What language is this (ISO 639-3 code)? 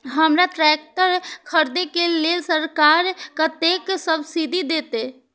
mai